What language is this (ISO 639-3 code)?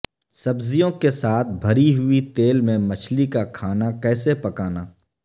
urd